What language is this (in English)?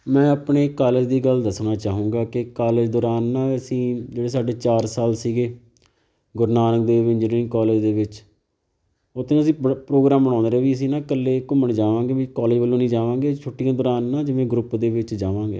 Punjabi